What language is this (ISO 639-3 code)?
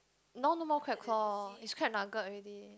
eng